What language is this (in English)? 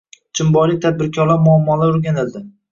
Uzbek